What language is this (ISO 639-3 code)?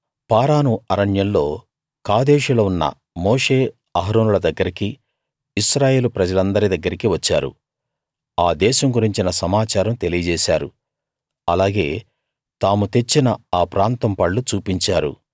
tel